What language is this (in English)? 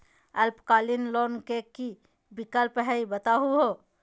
Magahi